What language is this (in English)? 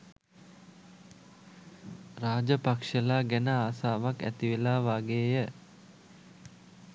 Sinhala